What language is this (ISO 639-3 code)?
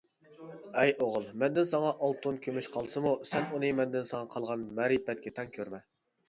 uig